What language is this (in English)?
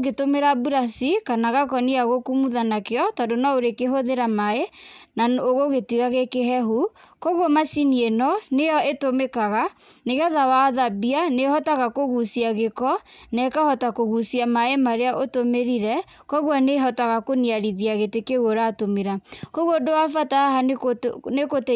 Kikuyu